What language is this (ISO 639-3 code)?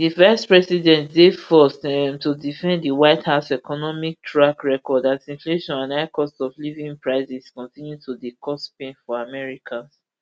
pcm